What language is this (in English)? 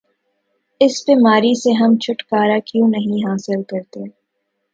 Urdu